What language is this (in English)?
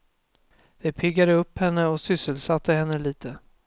Swedish